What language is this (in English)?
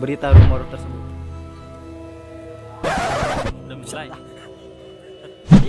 Indonesian